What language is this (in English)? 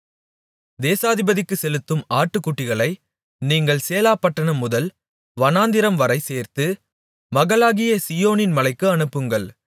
Tamil